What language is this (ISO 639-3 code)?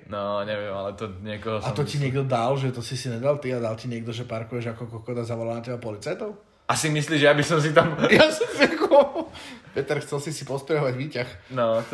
slk